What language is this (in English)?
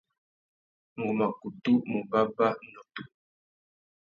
Tuki